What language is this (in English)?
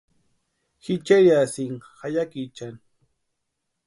Western Highland Purepecha